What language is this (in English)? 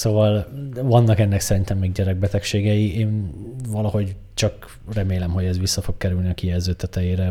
Hungarian